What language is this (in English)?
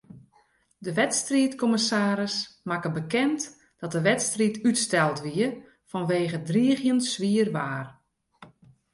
Western Frisian